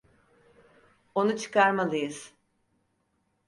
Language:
Turkish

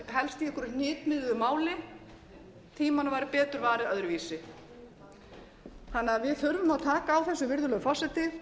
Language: Icelandic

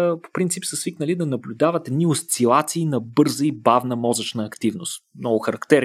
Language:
Bulgarian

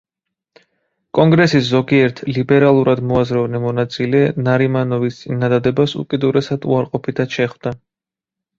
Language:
Georgian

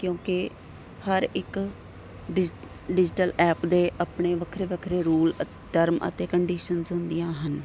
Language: Punjabi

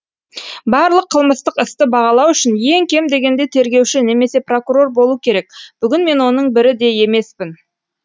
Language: Kazakh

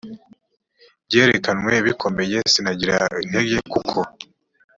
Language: Kinyarwanda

